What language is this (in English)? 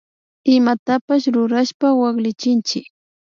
Imbabura Highland Quichua